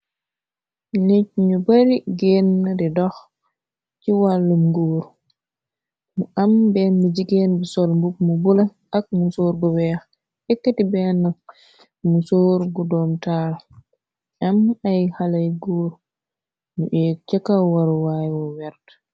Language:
Wolof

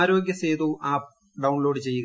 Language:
Malayalam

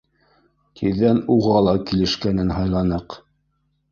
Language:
Bashkir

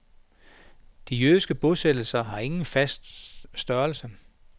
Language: Danish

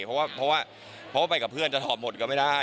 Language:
Thai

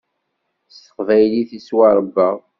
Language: Kabyle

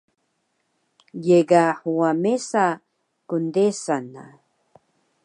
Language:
Taroko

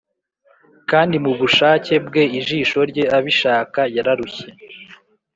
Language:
Kinyarwanda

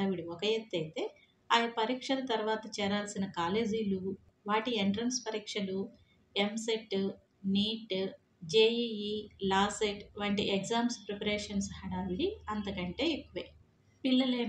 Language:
Telugu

